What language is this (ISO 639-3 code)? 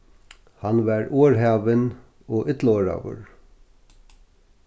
fao